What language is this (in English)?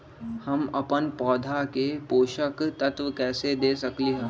Magahi